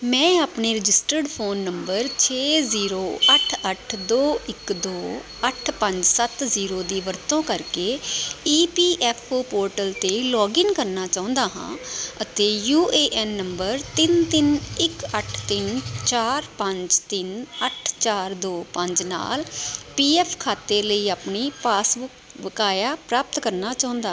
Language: Punjabi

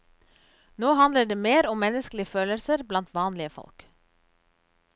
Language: Norwegian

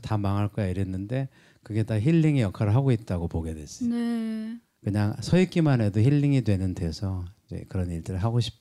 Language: Korean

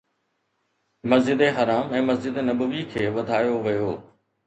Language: Sindhi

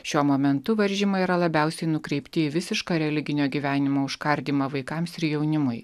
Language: Lithuanian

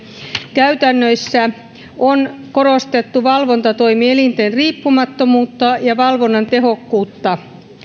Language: Finnish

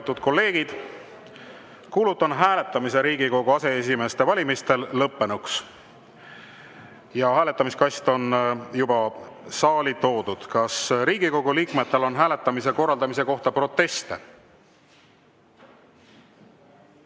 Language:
Estonian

